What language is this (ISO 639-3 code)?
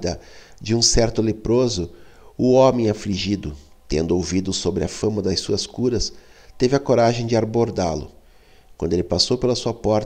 por